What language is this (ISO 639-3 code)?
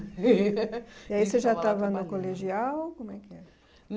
por